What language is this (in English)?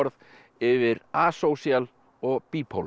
Icelandic